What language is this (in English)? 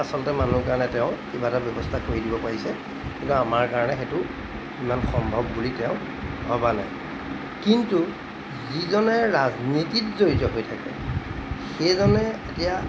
Assamese